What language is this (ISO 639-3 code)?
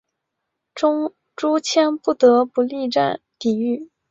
zho